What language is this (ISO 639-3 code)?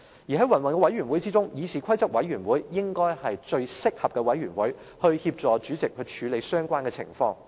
yue